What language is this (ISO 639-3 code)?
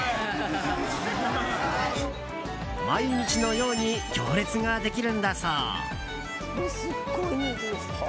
jpn